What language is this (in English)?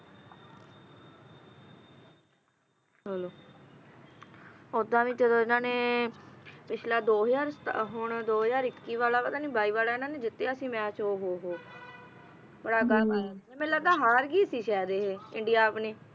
Punjabi